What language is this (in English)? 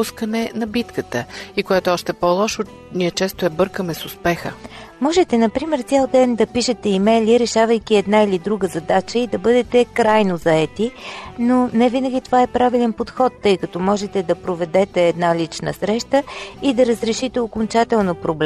Bulgarian